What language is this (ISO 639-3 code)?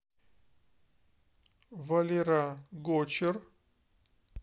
rus